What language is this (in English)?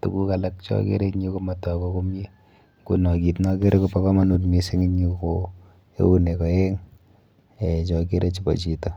Kalenjin